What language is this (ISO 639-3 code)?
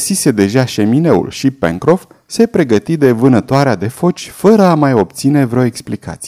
ron